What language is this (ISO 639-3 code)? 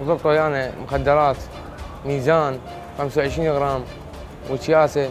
ara